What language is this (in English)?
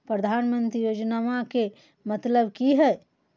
Magahi